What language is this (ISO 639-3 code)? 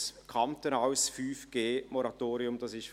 gsw